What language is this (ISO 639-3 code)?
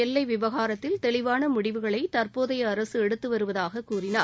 tam